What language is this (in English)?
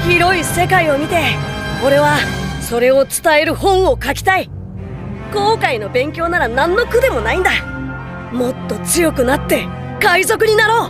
Japanese